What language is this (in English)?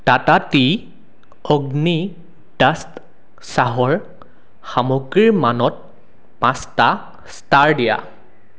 Assamese